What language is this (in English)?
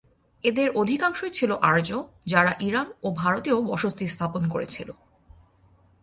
Bangla